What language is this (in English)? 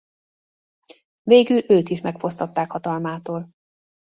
Hungarian